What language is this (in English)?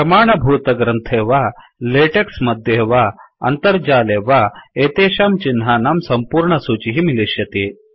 Sanskrit